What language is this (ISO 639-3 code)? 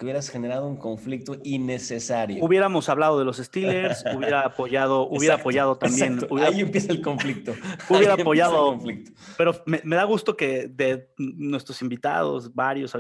spa